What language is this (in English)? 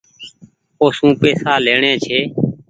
Goaria